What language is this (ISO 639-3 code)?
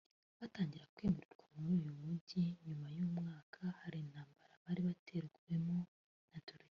kin